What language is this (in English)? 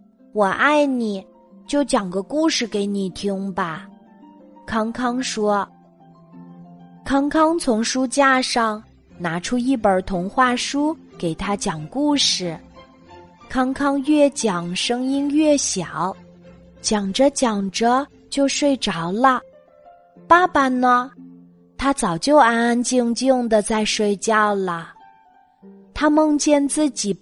Chinese